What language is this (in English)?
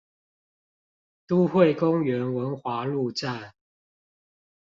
Chinese